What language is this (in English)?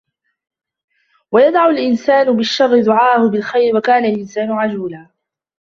Arabic